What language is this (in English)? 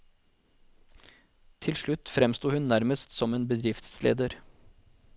Norwegian